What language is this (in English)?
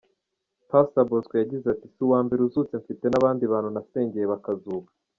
Kinyarwanda